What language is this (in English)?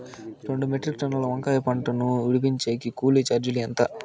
Telugu